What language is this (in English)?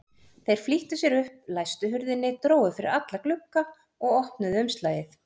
Icelandic